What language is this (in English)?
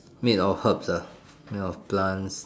English